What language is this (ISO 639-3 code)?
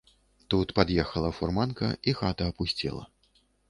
bel